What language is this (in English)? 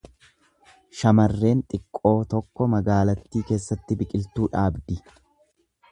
Oromo